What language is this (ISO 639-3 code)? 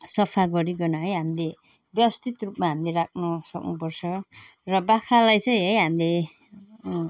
nep